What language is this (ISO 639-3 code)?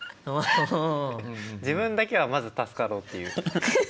jpn